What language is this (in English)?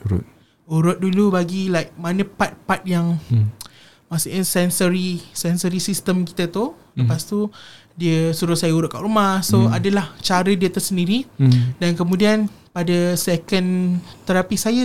Malay